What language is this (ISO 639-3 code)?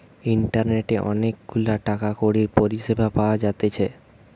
ben